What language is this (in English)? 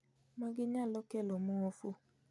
Luo (Kenya and Tanzania)